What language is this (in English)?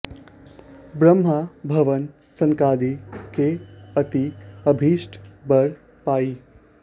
Sanskrit